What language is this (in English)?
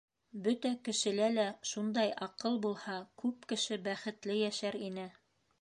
Bashkir